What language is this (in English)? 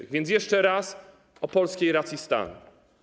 Polish